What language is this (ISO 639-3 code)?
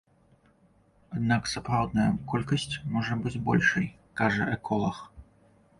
bel